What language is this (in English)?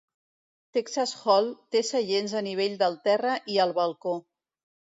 Catalan